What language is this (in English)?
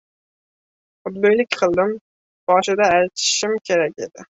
Uzbek